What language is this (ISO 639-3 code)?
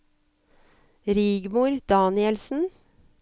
nor